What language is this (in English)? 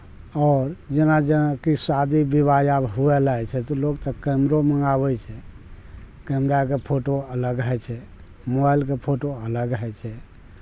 Maithili